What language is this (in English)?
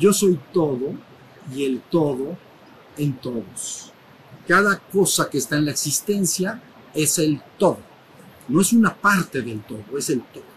Spanish